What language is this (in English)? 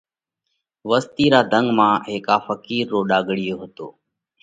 Parkari Koli